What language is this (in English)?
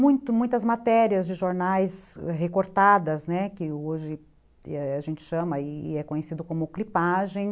Portuguese